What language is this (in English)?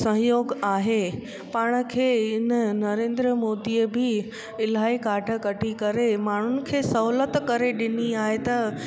Sindhi